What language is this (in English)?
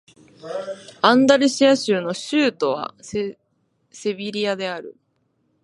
Japanese